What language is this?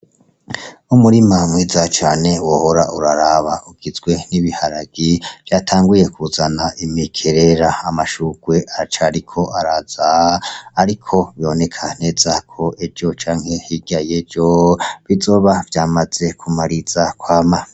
Rundi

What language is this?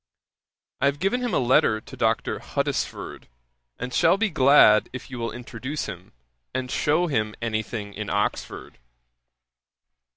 English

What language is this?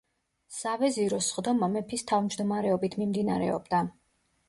Georgian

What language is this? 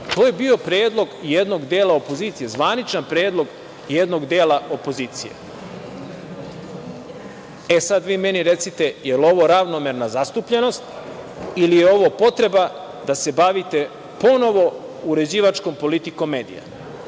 Serbian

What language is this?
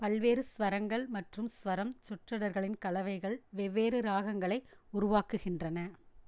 Tamil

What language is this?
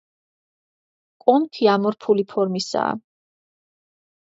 Georgian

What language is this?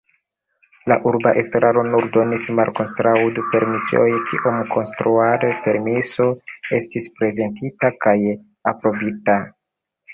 Esperanto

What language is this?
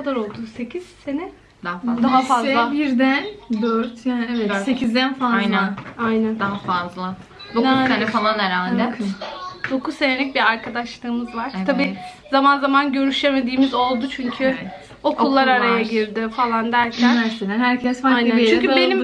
Turkish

